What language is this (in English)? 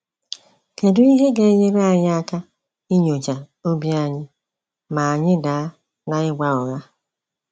Igbo